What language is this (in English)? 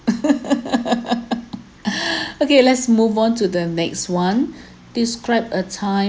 English